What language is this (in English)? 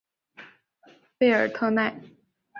Chinese